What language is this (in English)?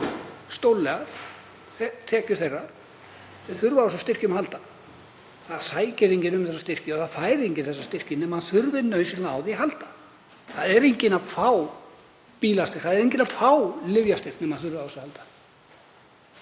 Icelandic